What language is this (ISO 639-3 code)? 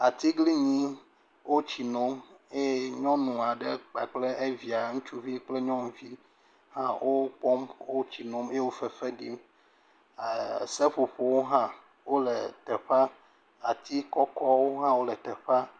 ewe